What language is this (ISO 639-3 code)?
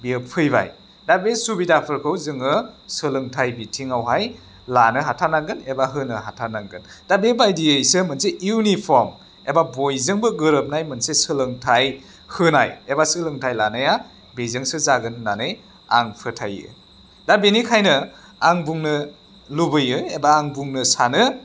brx